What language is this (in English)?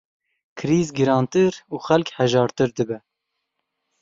Kurdish